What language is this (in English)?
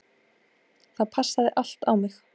Icelandic